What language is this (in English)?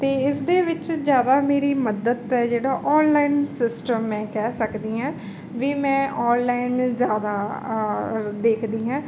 Punjabi